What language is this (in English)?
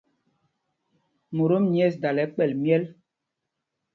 Mpumpong